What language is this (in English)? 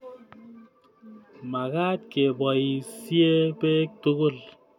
Kalenjin